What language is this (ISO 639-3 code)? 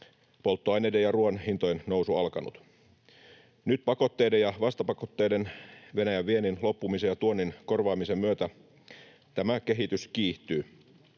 fin